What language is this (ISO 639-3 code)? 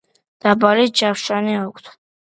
kat